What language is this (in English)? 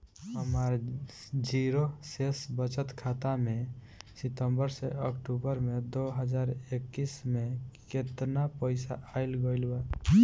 Bhojpuri